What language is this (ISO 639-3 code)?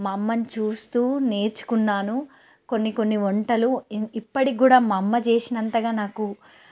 tel